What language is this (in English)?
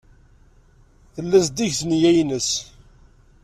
Kabyle